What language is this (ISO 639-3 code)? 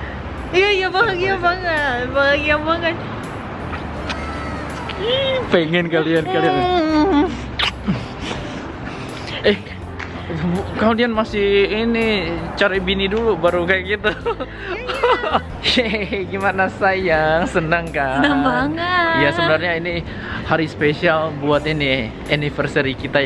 ind